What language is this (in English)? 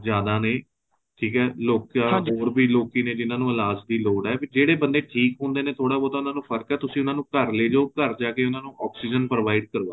Punjabi